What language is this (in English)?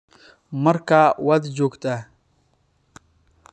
Somali